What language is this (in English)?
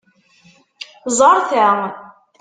Kabyle